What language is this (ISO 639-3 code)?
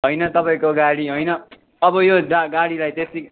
nep